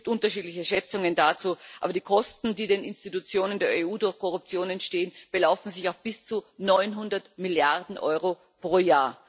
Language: German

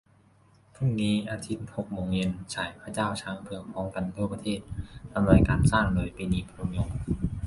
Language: Thai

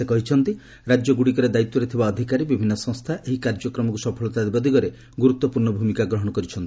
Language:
Odia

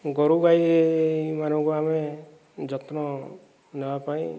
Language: Odia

